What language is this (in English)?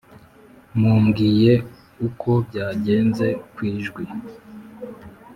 Kinyarwanda